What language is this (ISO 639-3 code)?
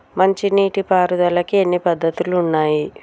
tel